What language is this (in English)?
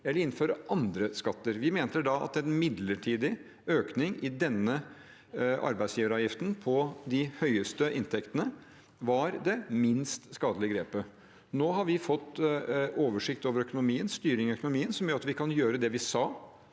Norwegian